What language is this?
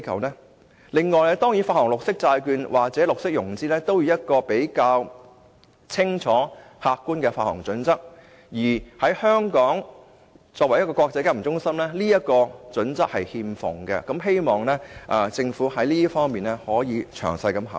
Cantonese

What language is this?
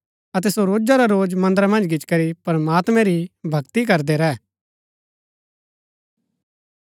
Gaddi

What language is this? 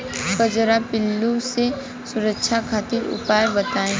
Bhojpuri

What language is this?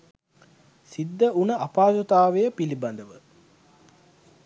Sinhala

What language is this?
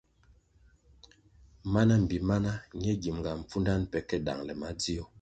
Kwasio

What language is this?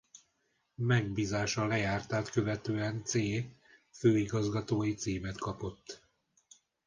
Hungarian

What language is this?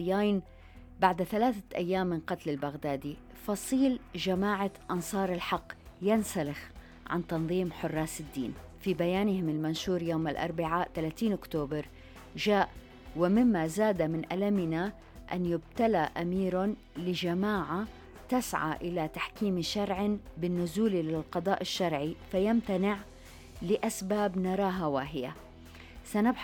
Arabic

